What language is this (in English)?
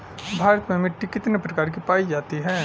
Bhojpuri